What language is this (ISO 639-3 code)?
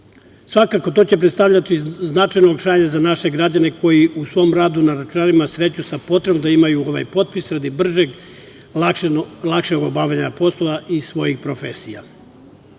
srp